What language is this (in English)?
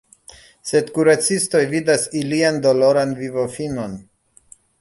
Esperanto